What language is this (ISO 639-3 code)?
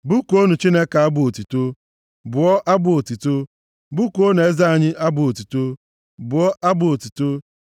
ibo